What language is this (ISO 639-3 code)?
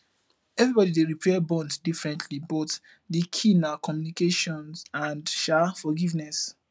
pcm